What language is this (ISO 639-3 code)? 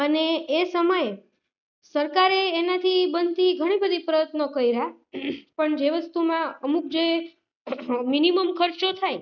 guj